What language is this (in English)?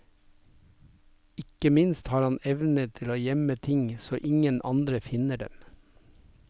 Norwegian